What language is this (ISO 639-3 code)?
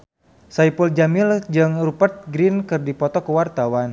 sun